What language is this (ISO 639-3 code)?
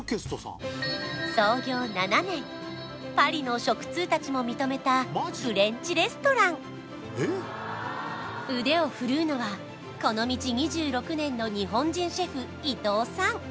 jpn